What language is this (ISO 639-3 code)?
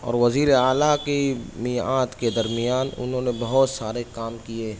urd